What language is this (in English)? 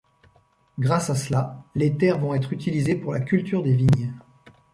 French